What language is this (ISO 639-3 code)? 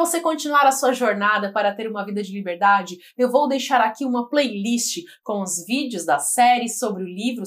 por